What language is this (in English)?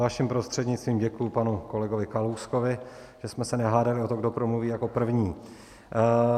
Czech